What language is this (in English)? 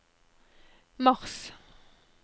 Norwegian